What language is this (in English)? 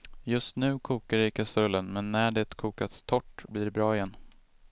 Swedish